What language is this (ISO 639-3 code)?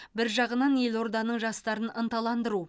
kaz